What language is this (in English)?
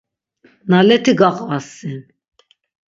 Laz